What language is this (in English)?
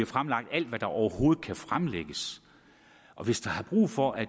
Danish